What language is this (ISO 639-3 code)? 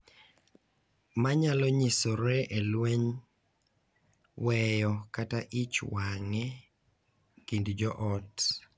luo